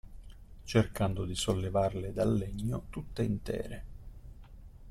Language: Italian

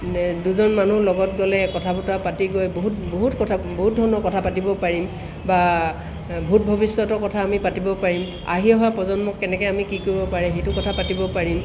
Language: Assamese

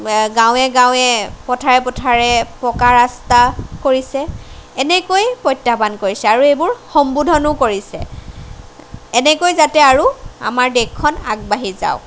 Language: Assamese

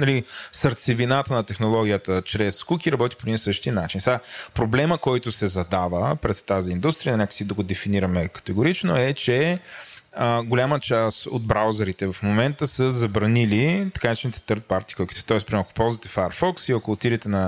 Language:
Bulgarian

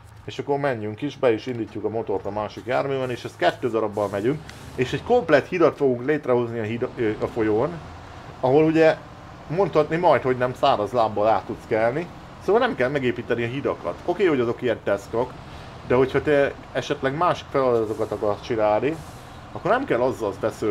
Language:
Hungarian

